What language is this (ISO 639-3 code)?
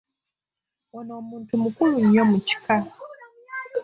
lug